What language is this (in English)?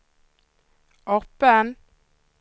Swedish